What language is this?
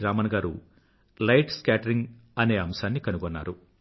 Telugu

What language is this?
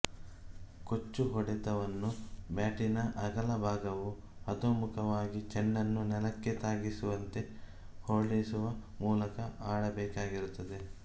Kannada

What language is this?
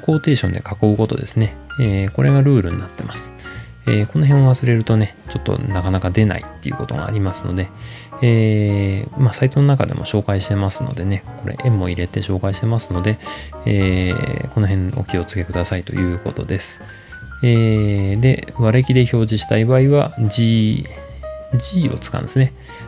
Japanese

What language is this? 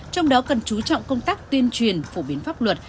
Vietnamese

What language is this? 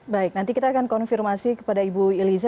Indonesian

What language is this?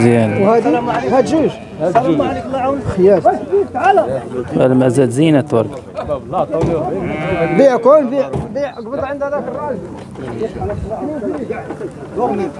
Arabic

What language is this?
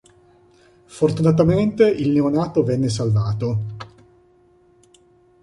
Italian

